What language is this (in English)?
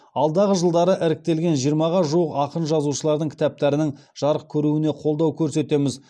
Kazakh